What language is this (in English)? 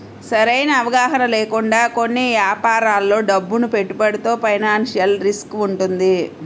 Telugu